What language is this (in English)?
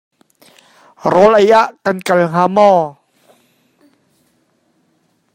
Hakha Chin